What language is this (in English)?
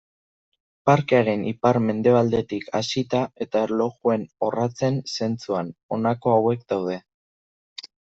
Basque